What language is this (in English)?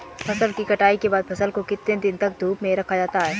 Hindi